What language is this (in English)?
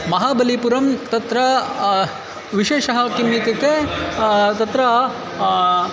Sanskrit